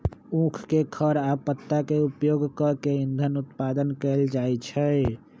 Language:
Magahi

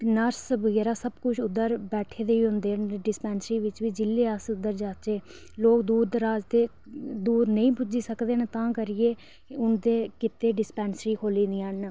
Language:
Dogri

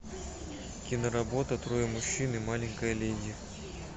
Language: Russian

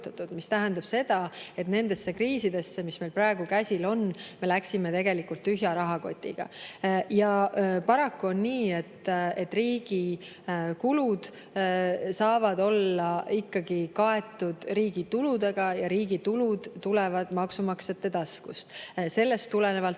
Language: Estonian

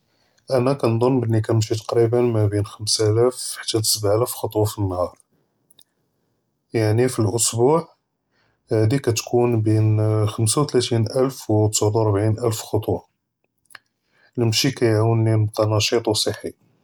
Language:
Judeo-Arabic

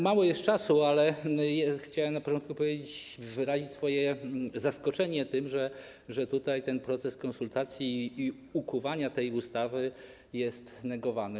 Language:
Polish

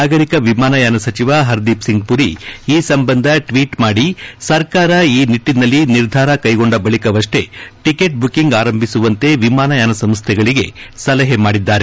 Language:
Kannada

